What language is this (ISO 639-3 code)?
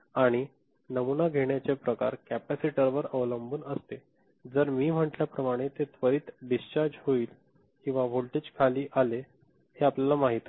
mar